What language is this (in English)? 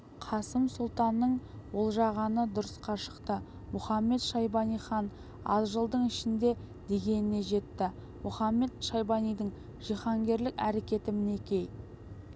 Kazakh